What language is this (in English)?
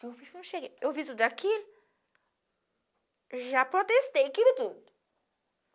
Portuguese